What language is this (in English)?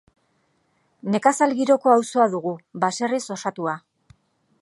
Basque